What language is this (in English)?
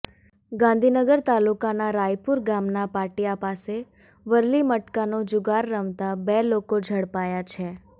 Gujarati